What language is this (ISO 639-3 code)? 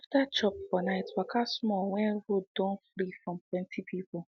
pcm